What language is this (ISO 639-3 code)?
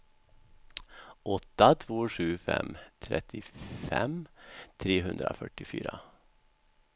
swe